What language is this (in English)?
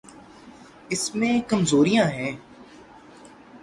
Urdu